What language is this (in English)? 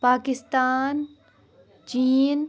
Kashmiri